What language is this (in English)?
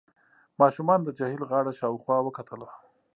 Pashto